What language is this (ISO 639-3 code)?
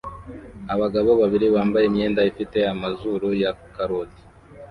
kin